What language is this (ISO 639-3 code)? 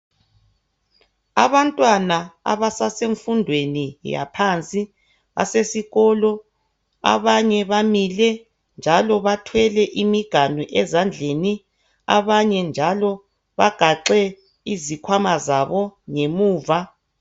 nde